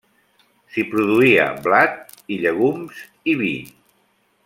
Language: Catalan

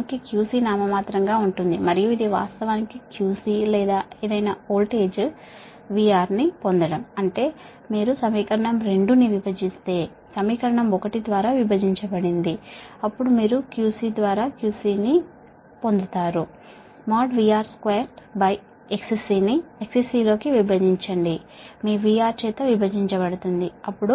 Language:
Telugu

